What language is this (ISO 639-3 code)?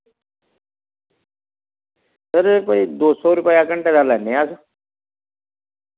doi